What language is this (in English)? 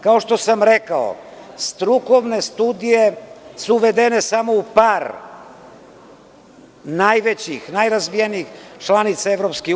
Serbian